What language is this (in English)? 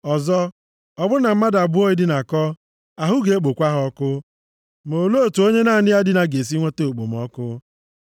Igbo